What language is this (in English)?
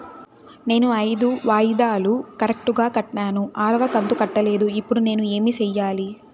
Telugu